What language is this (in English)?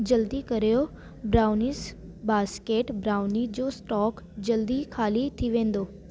Sindhi